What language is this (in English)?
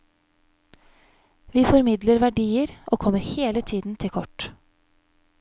Norwegian